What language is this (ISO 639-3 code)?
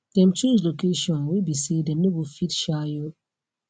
pcm